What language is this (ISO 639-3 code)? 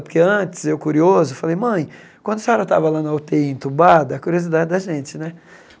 por